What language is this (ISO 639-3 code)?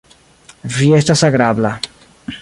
epo